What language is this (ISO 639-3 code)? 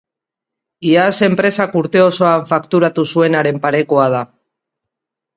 eus